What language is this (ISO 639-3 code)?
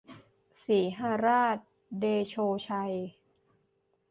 tha